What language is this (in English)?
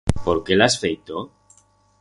Aragonese